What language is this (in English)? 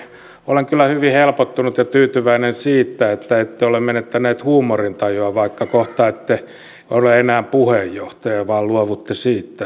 Finnish